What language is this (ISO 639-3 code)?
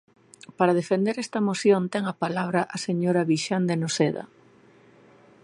glg